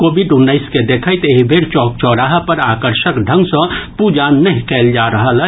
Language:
Maithili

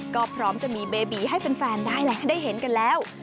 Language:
Thai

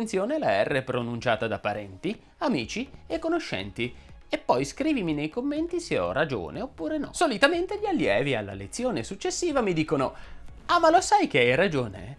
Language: Italian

